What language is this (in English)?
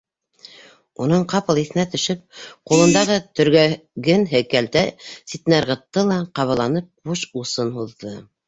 Bashkir